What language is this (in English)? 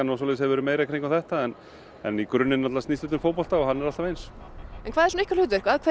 Icelandic